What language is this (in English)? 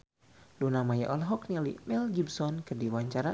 Sundanese